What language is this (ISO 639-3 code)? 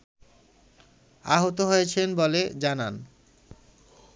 ben